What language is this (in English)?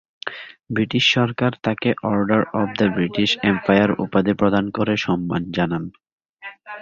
Bangla